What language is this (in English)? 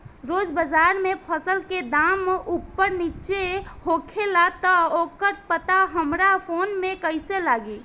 Bhojpuri